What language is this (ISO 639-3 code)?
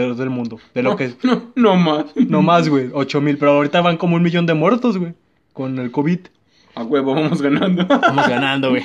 spa